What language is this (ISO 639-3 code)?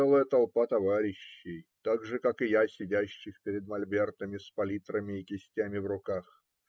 rus